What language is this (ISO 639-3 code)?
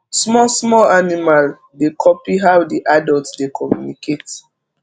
pcm